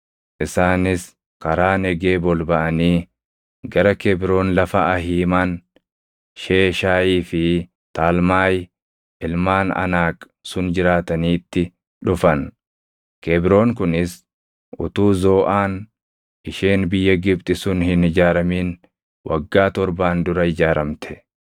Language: Oromo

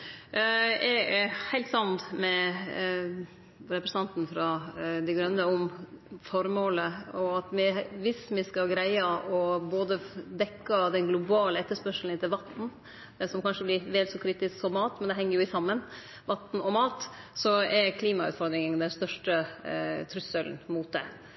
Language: Norwegian Nynorsk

